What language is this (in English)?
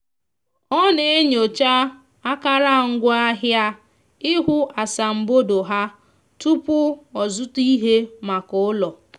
Igbo